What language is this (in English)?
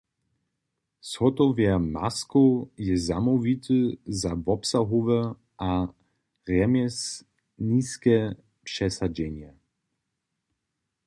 Upper Sorbian